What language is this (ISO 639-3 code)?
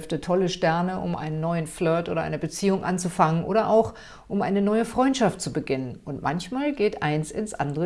deu